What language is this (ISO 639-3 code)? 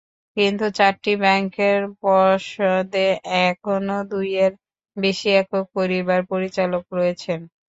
ben